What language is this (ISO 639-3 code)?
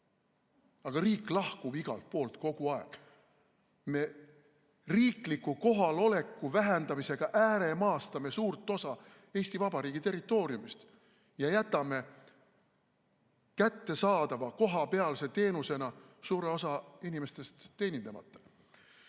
est